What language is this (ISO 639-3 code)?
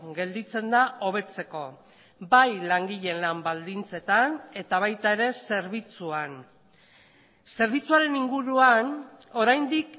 eus